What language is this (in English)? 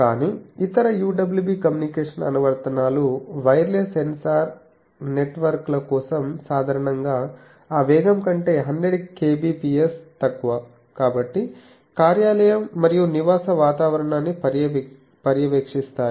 Telugu